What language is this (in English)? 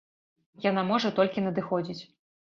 Belarusian